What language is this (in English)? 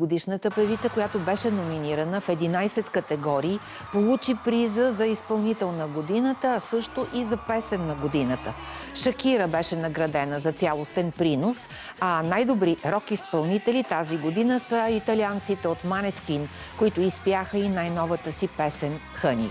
Bulgarian